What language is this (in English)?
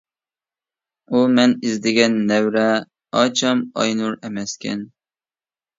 Uyghur